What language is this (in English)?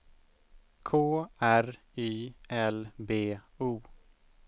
Swedish